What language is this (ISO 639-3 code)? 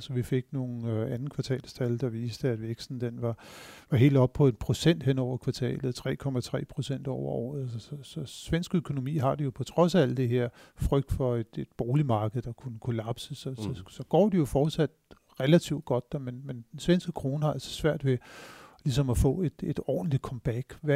dan